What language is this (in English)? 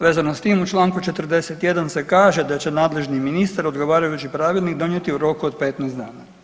Croatian